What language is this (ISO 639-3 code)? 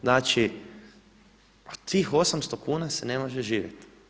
hrv